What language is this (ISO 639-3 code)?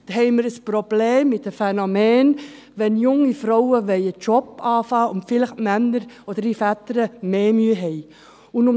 gsw